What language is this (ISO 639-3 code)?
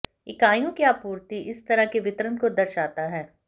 hin